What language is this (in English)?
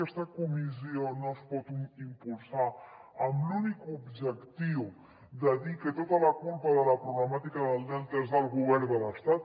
Catalan